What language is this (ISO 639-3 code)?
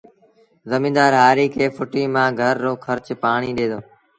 sbn